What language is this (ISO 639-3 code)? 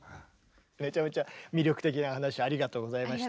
jpn